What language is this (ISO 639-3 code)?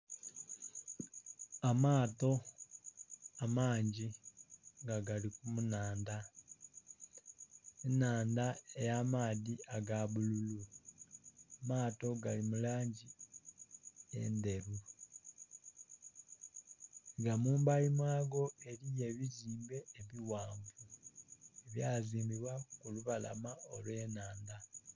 xog